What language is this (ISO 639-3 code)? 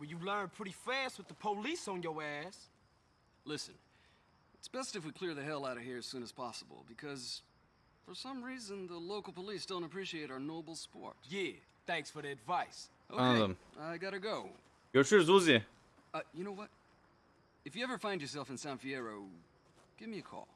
tur